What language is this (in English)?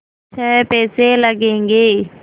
Hindi